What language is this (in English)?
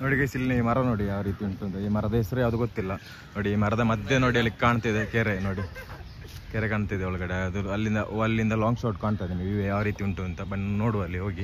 Kannada